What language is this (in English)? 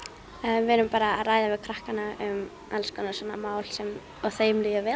Icelandic